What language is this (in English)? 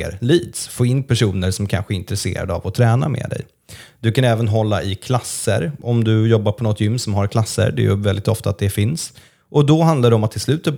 Swedish